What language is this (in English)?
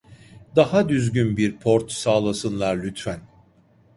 Turkish